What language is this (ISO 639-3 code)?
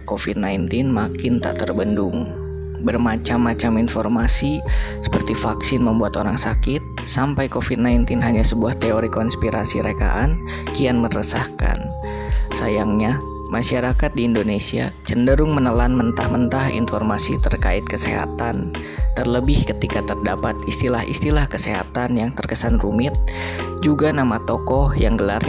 ind